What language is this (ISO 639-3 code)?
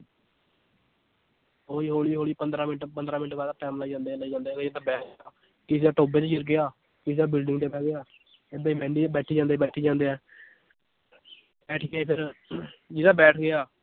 pan